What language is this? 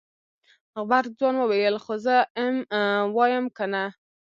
Pashto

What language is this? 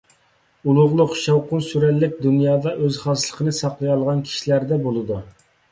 Uyghur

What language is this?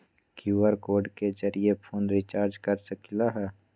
Magahi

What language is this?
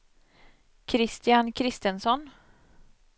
Swedish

